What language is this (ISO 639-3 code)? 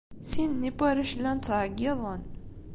kab